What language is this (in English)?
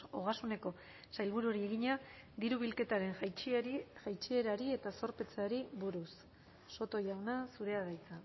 Basque